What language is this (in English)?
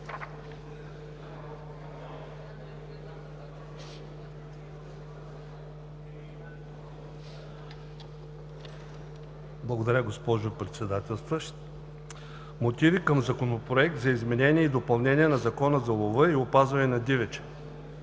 Bulgarian